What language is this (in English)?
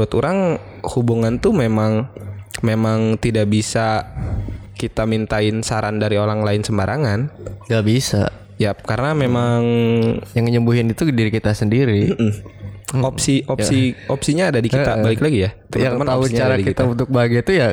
Indonesian